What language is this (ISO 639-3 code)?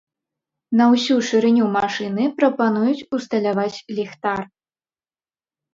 bel